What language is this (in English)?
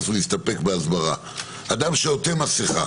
Hebrew